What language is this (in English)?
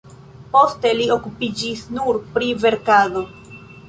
Esperanto